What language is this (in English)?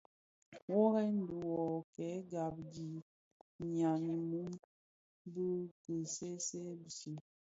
Bafia